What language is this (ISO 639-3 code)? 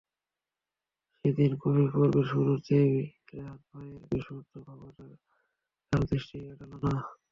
ben